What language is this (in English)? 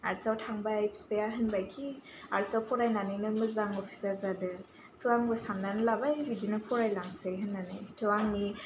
Bodo